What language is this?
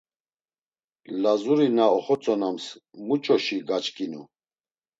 Laz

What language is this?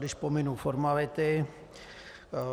Czech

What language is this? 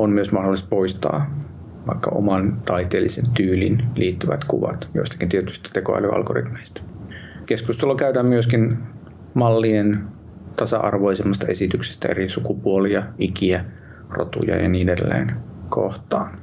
Finnish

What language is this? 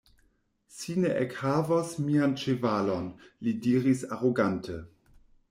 Esperanto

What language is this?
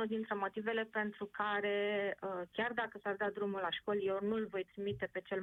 Romanian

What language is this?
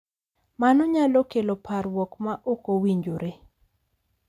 Luo (Kenya and Tanzania)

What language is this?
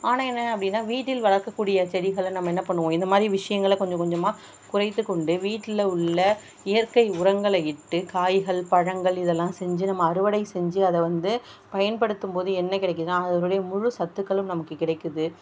Tamil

